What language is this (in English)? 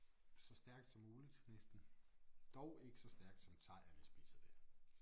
Danish